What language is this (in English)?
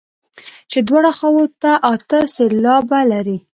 Pashto